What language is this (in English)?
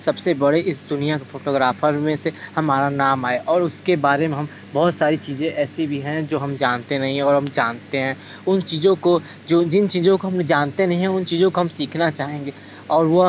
Hindi